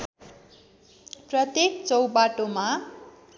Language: Nepali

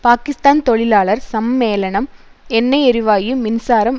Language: Tamil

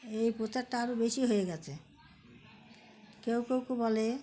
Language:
Bangla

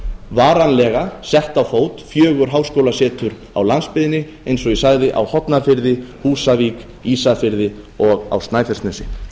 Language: Icelandic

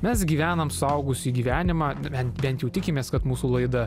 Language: Lithuanian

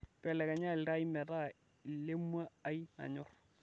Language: Masai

